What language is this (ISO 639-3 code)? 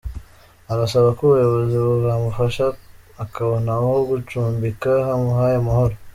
kin